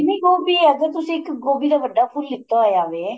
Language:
Punjabi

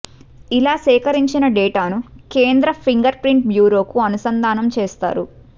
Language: Telugu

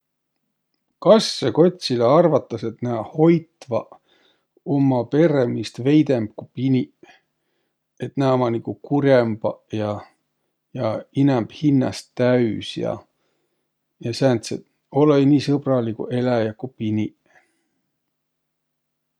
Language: Võro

